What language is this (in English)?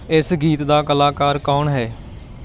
Punjabi